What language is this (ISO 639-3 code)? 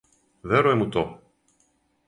srp